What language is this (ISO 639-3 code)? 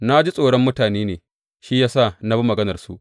hau